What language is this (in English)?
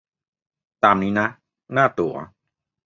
Thai